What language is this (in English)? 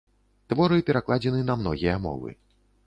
Belarusian